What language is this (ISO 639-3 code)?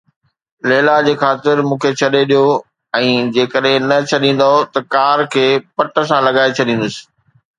snd